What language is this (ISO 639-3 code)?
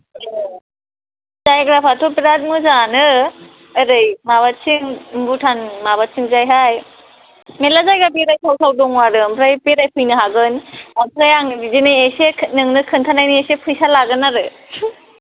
brx